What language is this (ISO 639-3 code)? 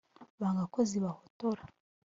kin